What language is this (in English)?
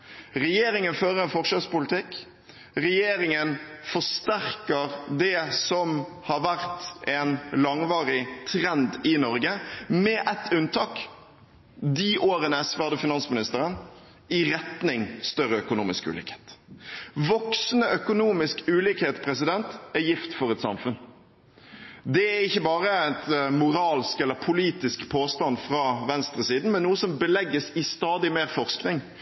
Norwegian Bokmål